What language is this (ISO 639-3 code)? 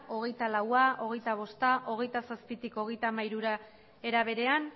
eus